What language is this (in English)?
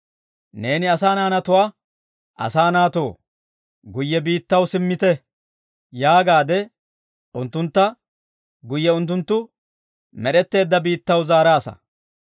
Dawro